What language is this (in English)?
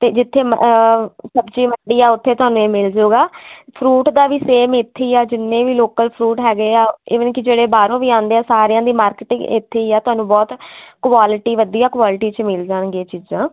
Punjabi